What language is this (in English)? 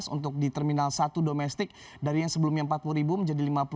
Indonesian